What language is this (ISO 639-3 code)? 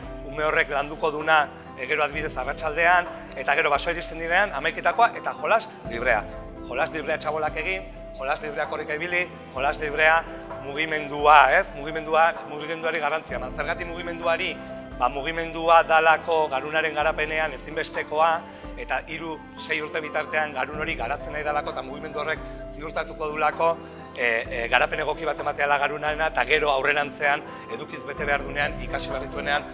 spa